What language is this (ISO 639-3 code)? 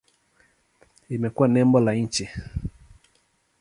swa